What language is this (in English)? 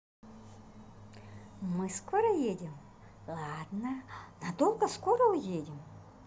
Russian